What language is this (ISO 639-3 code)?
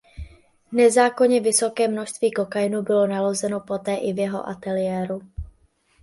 ces